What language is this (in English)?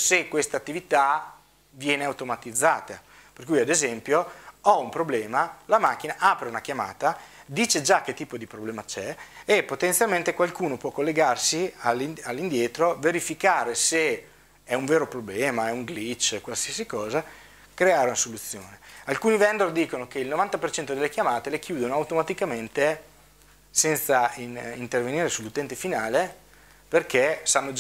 Italian